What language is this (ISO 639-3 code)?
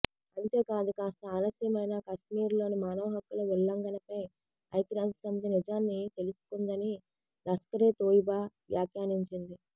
tel